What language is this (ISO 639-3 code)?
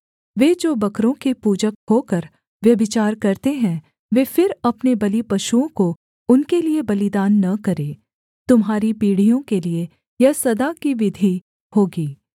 hin